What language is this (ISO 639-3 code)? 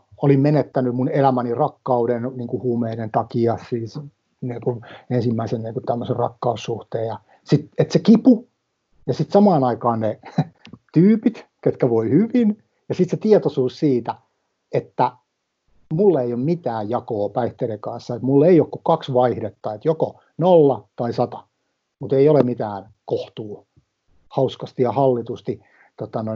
fin